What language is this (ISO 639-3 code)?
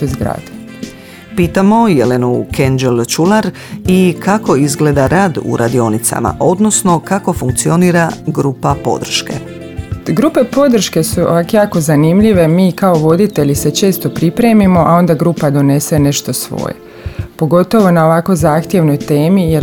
hrv